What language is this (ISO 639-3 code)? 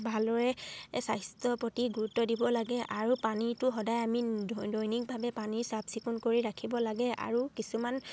asm